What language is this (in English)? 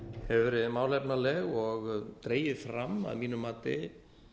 Icelandic